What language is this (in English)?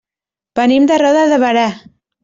Catalan